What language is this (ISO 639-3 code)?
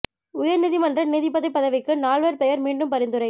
tam